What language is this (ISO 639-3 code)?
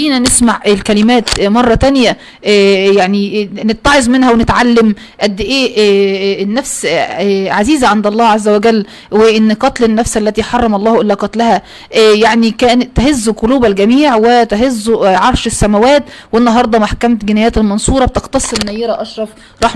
ara